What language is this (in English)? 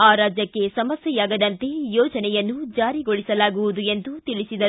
Kannada